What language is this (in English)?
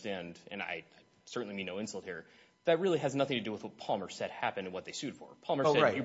English